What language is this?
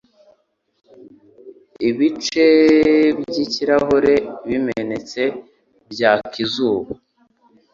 Kinyarwanda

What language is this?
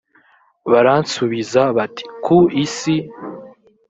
Kinyarwanda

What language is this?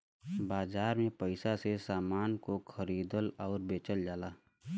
Bhojpuri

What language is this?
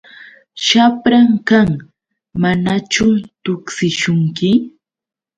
Yauyos Quechua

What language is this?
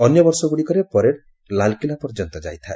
Odia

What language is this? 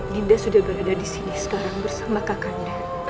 Indonesian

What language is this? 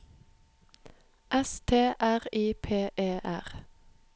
Norwegian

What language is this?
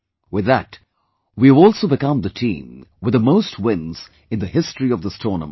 English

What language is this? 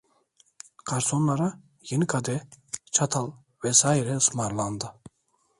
Turkish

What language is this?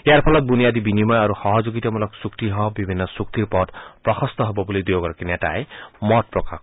Assamese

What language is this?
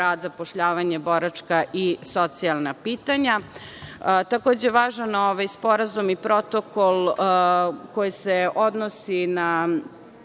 Serbian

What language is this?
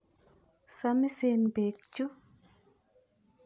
Kalenjin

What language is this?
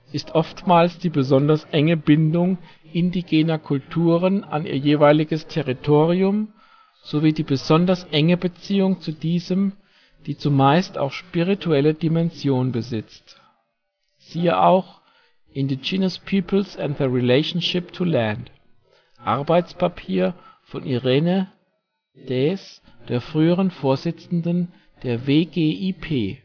German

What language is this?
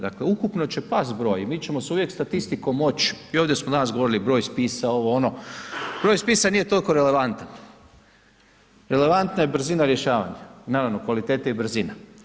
Croatian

